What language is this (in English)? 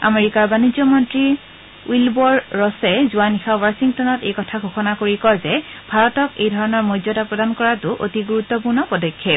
Assamese